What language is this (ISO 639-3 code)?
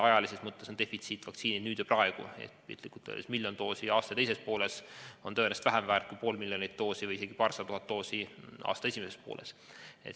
est